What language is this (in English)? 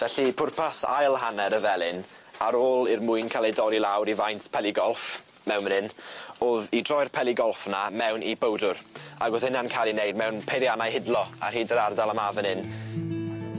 Welsh